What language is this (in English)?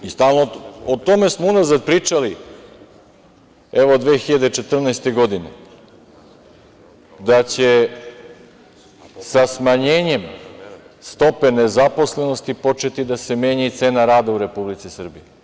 Serbian